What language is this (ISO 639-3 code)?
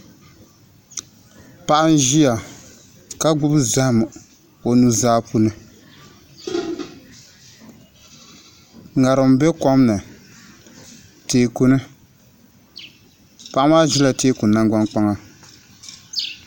dag